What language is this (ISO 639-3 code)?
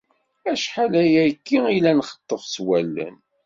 kab